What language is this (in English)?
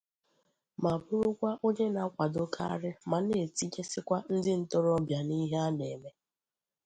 Igbo